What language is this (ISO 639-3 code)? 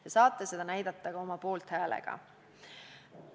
est